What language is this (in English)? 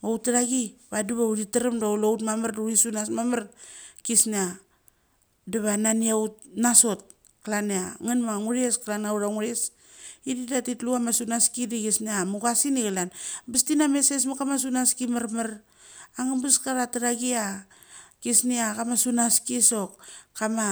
Mali